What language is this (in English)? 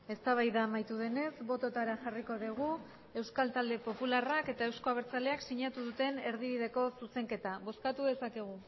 Basque